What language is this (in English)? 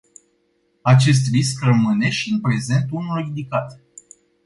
Romanian